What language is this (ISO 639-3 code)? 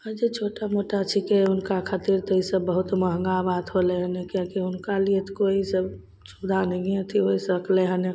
mai